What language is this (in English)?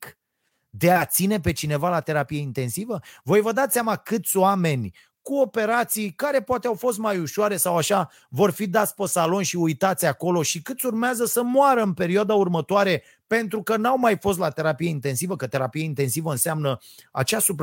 Romanian